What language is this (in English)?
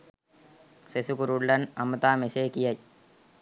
Sinhala